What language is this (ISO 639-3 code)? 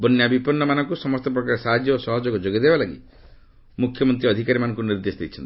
ori